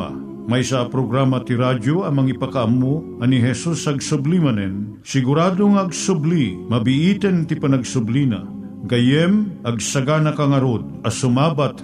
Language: Filipino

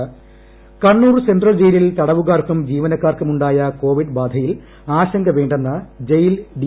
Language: Malayalam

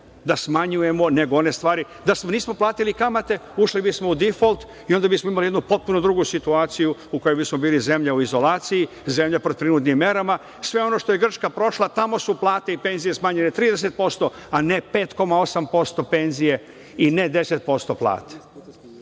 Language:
Serbian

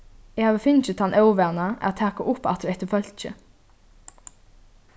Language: Faroese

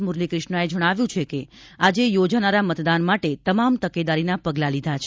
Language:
Gujarati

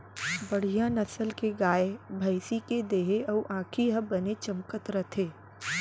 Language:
Chhattisgarhi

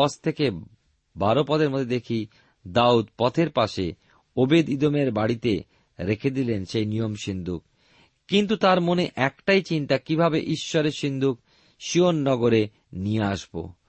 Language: Bangla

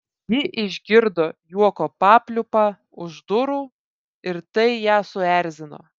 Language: Lithuanian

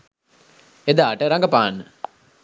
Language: Sinhala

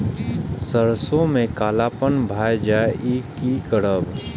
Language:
Maithili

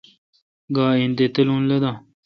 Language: Kalkoti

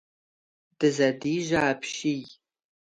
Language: Kabardian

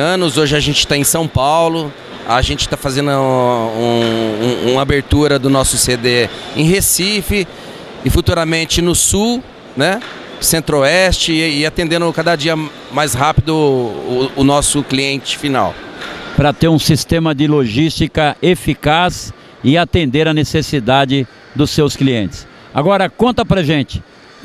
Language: Portuguese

